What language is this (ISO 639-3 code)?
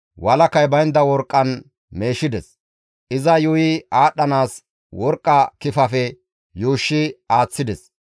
gmv